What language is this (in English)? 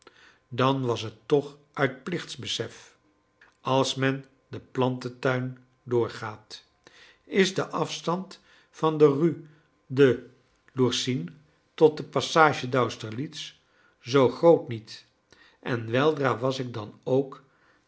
Dutch